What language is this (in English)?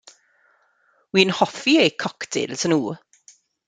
Welsh